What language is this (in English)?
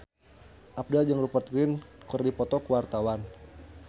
Sundanese